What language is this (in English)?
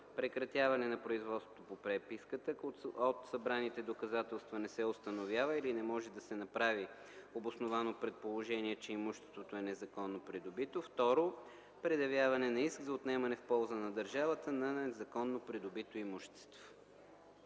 Bulgarian